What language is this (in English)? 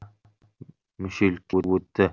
Kazakh